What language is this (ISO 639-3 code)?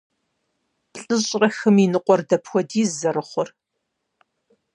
kbd